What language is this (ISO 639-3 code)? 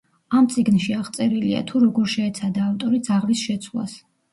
kat